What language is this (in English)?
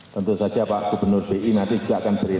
Indonesian